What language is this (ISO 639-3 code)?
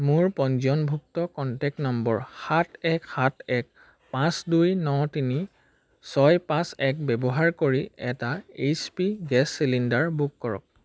asm